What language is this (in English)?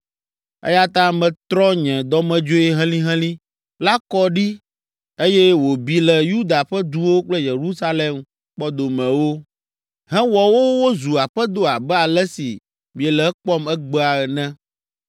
Ewe